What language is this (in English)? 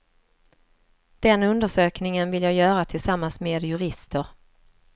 Swedish